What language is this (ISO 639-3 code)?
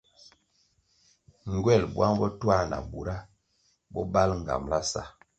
nmg